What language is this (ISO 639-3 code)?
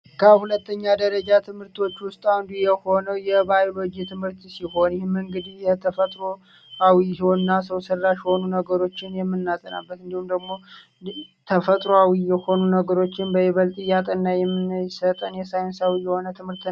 amh